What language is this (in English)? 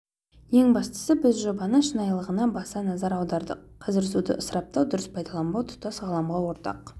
Kazakh